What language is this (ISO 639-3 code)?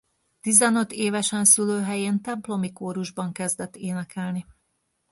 hun